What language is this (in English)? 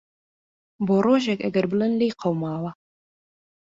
Central Kurdish